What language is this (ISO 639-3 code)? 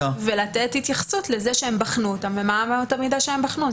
heb